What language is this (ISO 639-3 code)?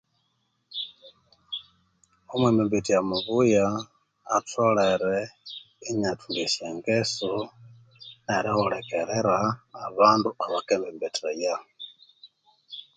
koo